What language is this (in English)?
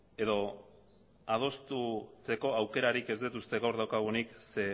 Basque